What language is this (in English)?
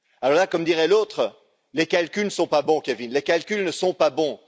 French